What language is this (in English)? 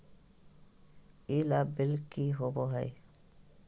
Magahi